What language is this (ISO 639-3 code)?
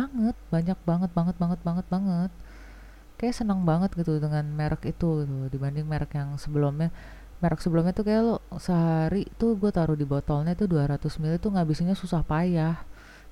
ind